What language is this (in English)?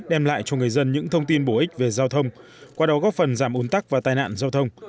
Vietnamese